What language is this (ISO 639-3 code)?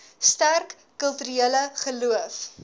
afr